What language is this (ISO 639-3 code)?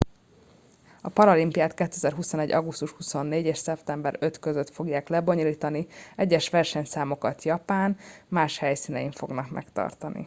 hun